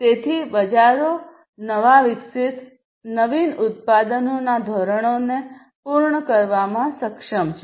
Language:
Gujarati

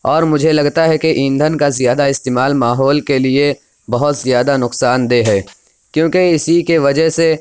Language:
Urdu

